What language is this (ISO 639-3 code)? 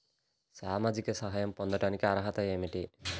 tel